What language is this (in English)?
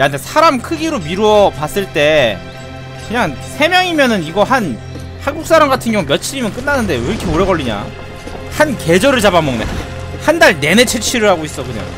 Korean